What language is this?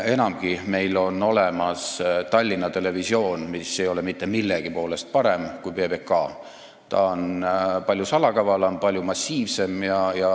Estonian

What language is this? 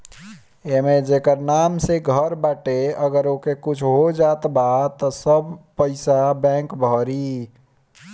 Bhojpuri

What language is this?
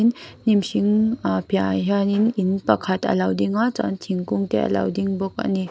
Mizo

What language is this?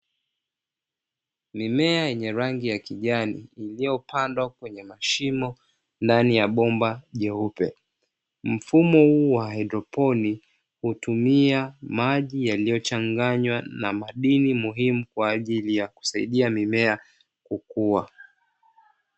Swahili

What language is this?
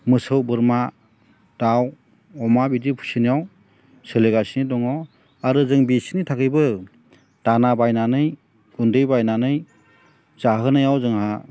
Bodo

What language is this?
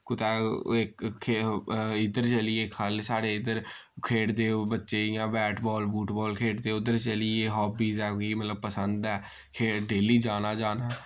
Dogri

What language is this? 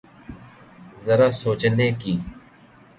Urdu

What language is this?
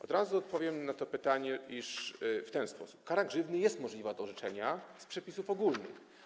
Polish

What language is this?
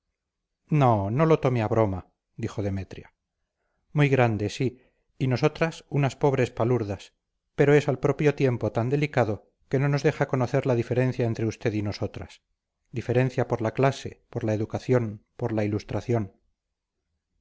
Spanish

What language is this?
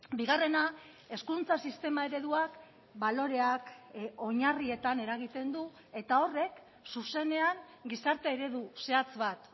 Basque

